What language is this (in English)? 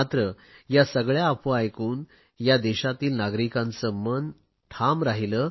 Marathi